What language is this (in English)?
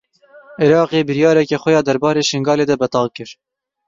Kurdish